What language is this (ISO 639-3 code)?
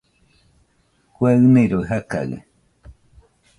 hux